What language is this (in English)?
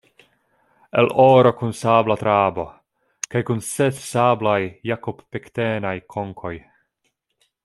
Esperanto